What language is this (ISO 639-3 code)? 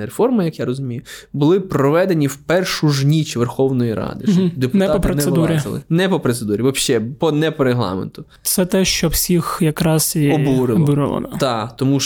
ukr